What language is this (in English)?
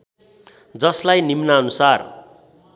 Nepali